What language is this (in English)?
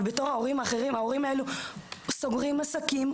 Hebrew